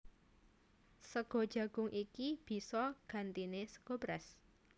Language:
Javanese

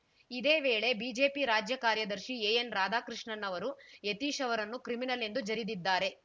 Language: Kannada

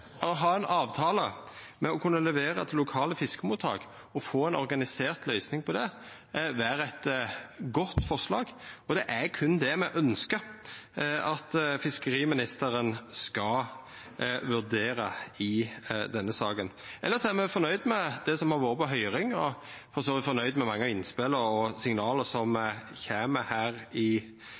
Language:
Norwegian Nynorsk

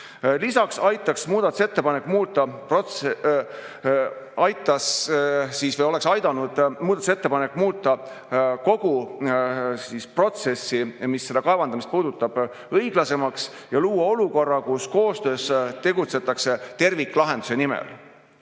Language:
Estonian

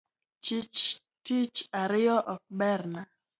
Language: Luo (Kenya and Tanzania)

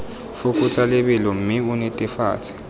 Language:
Tswana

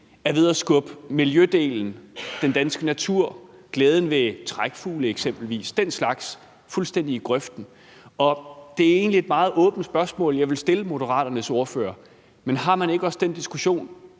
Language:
Danish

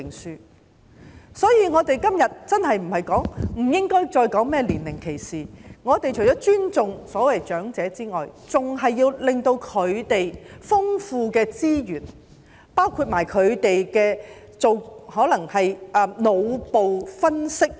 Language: Cantonese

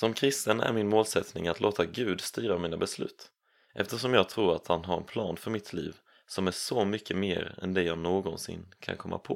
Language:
Swedish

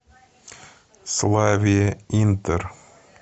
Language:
Russian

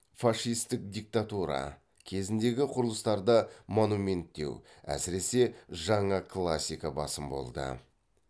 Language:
Kazakh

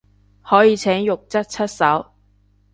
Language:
Cantonese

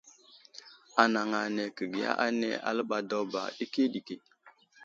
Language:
Wuzlam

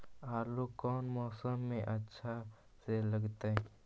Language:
Magahi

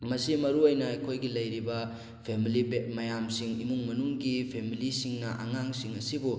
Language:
Manipuri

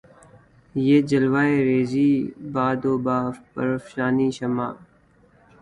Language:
Urdu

